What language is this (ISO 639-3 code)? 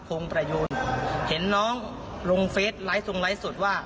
tha